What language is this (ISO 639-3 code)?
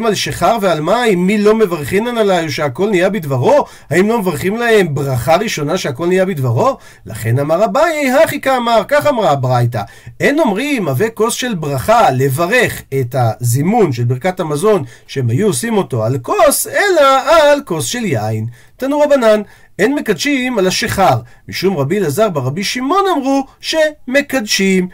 heb